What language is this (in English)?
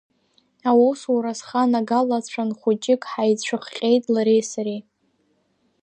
Abkhazian